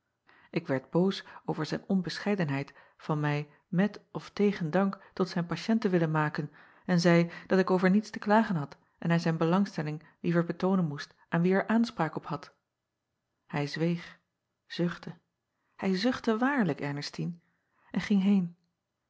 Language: Dutch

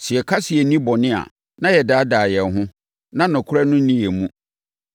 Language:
Akan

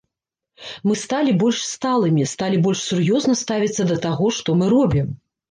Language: Belarusian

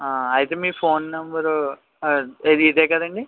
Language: Telugu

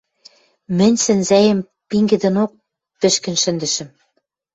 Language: Western Mari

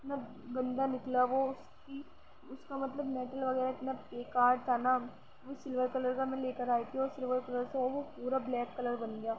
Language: Urdu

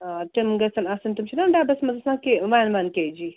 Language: Kashmiri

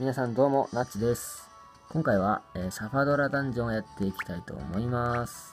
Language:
Japanese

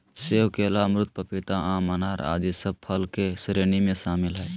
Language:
Magahi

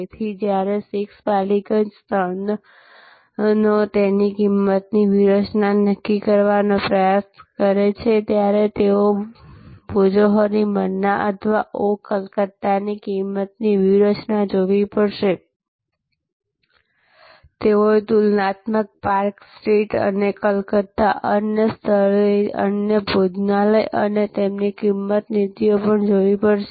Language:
Gujarati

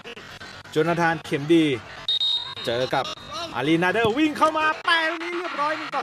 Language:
Thai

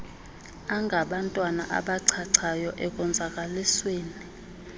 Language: Xhosa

